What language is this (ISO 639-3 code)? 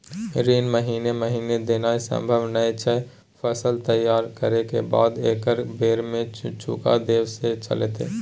mai